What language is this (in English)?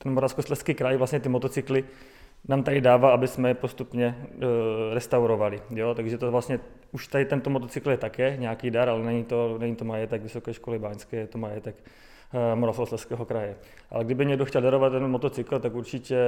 Czech